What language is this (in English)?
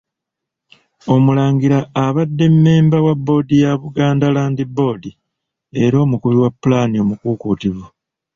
Ganda